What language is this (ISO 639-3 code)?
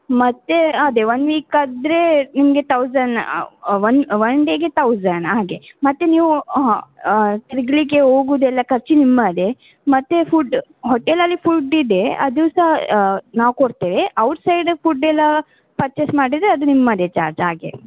kan